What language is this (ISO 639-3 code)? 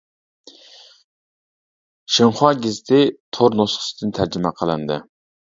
uig